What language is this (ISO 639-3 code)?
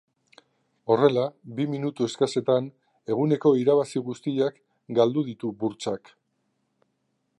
eus